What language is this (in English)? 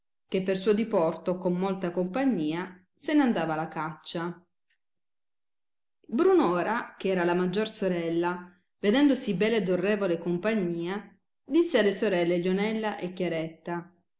Italian